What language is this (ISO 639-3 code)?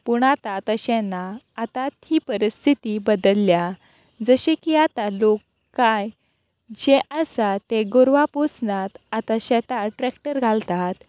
kok